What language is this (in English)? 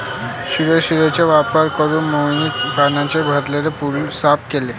Marathi